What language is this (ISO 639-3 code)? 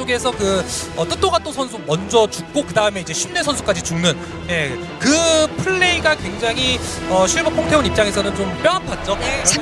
kor